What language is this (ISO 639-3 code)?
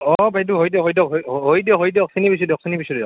asm